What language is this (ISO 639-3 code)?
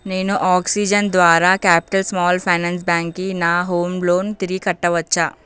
tel